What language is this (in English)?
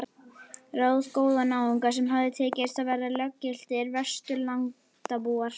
Icelandic